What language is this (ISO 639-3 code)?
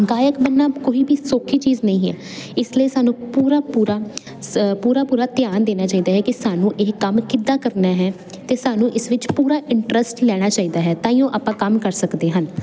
pan